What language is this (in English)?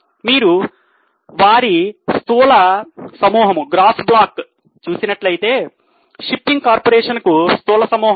Telugu